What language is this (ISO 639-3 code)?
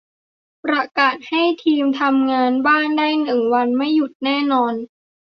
tha